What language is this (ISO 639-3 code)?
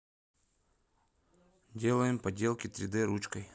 rus